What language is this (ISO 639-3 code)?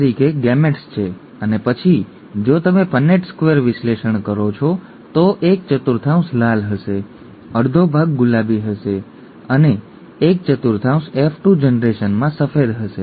guj